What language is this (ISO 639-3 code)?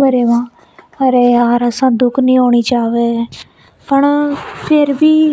hoj